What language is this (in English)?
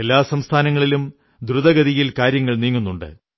Malayalam